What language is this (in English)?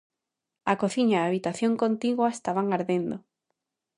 Galician